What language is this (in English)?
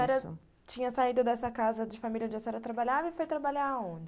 Portuguese